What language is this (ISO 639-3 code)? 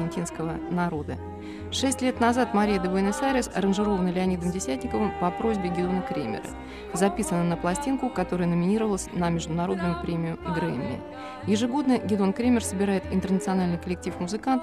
rus